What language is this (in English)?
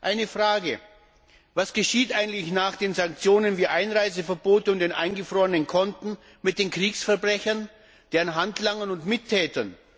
German